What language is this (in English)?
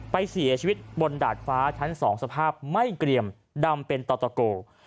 Thai